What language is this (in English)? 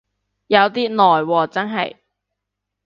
Cantonese